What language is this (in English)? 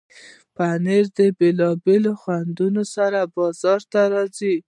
Pashto